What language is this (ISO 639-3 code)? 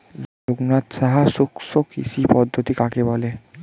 ben